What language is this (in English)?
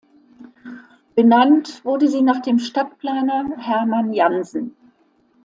German